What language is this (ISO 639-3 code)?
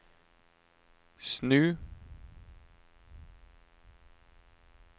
nor